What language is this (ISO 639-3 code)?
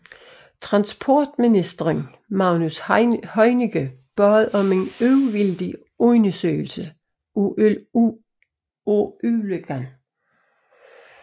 dan